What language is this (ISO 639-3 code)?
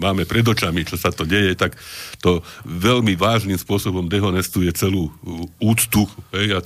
slk